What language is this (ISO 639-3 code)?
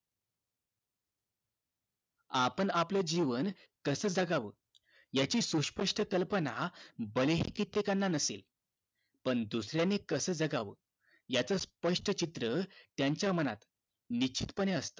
mar